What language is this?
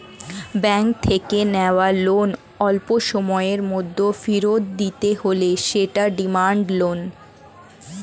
Bangla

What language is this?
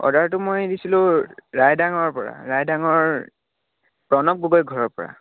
Assamese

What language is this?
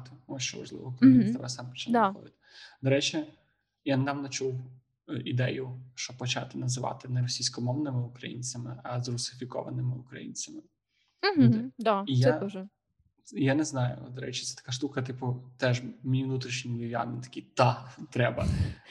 Ukrainian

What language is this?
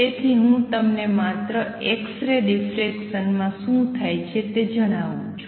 Gujarati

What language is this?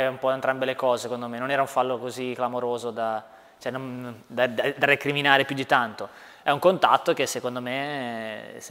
Italian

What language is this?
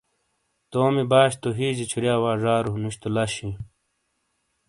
Shina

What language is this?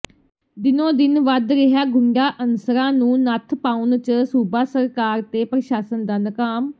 Punjabi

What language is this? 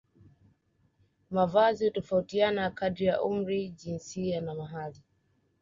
Swahili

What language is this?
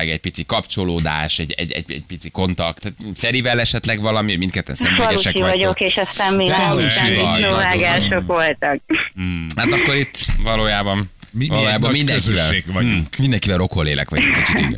Hungarian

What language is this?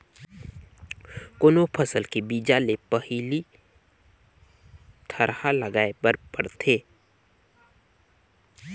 Chhattisgarhi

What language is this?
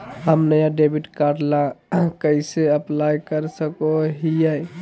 Magahi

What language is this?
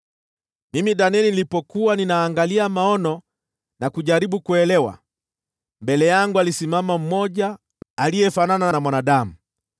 Swahili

